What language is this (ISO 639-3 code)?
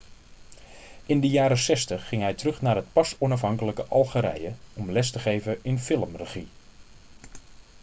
nld